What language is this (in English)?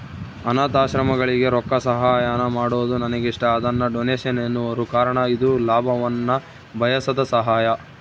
Kannada